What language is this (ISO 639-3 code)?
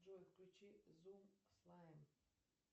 rus